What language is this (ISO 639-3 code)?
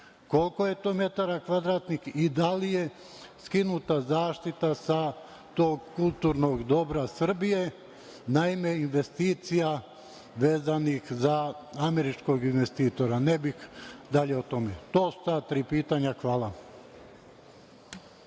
srp